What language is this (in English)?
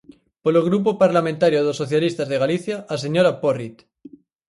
Galician